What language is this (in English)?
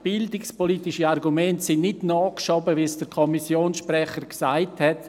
Swiss German